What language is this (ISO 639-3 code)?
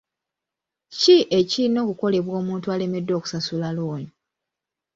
lug